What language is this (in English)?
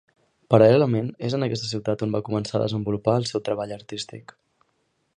Catalan